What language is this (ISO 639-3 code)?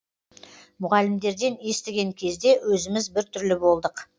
kaz